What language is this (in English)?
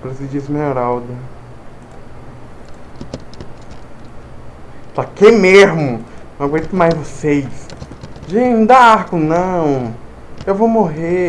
Portuguese